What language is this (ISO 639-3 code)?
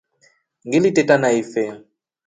rof